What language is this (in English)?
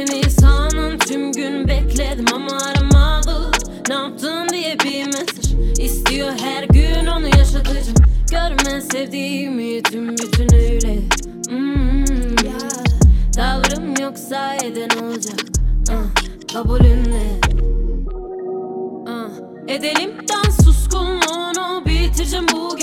Turkish